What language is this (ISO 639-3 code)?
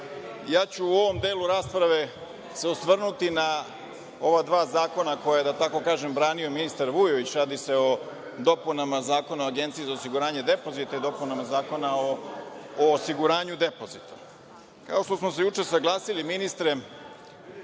srp